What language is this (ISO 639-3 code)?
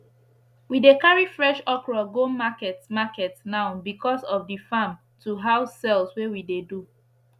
pcm